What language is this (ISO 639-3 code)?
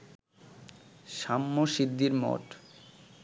ben